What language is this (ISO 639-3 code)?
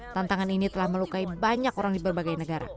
ind